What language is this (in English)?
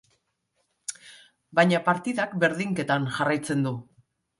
Basque